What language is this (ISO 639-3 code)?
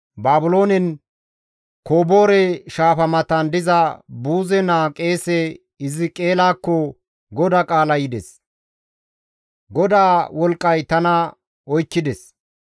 gmv